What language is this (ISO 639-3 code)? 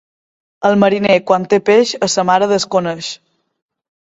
cat